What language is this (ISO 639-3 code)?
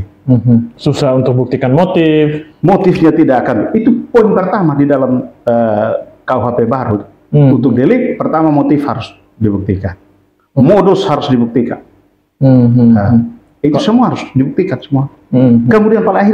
ind